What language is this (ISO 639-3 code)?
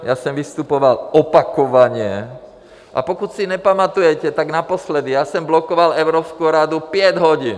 ces